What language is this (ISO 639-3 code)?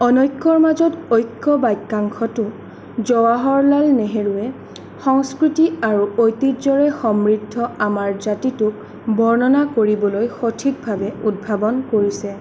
asm